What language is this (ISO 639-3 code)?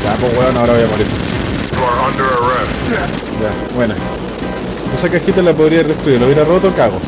spa